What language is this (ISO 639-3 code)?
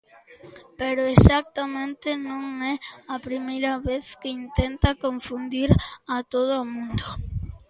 glg